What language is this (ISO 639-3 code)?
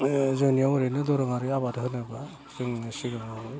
brx